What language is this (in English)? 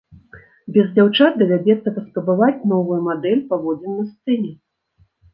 Belarusian